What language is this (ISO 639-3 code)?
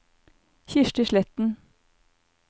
nor